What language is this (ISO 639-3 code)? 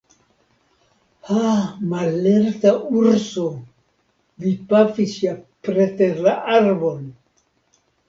epo